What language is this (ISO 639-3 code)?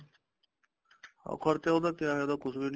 pan